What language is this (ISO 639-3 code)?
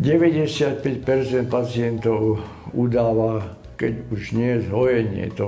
ces